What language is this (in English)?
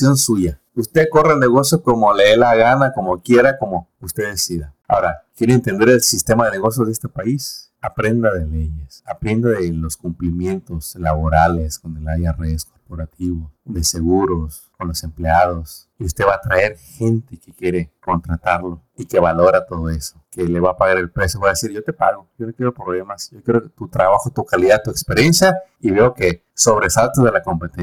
Spanish